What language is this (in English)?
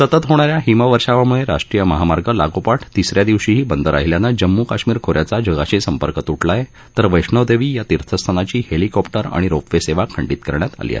Marathi